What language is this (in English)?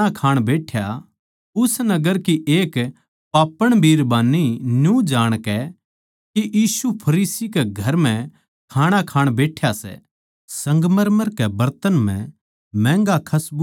Haryanvi